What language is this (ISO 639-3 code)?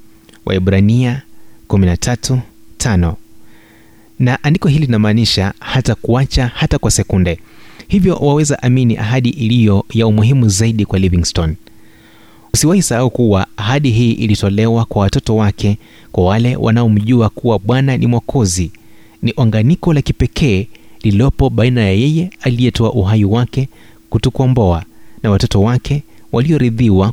swa